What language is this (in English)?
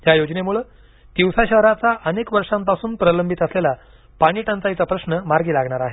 Marathi